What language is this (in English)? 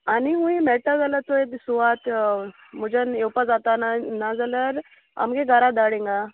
Konkani